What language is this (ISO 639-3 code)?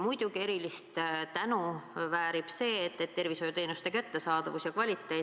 est